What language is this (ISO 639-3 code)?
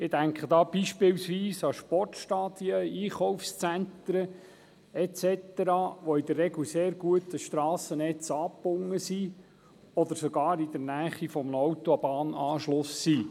gsw